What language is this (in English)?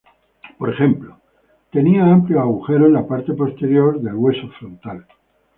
Spanish